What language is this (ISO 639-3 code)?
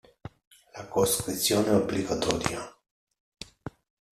ita